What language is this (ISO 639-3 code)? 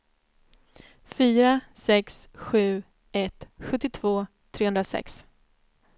swe